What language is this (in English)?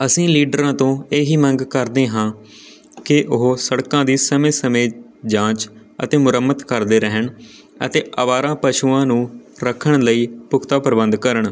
Punjabi